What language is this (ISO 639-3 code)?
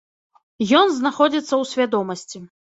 bel